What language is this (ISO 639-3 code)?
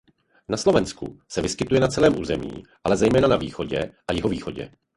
ces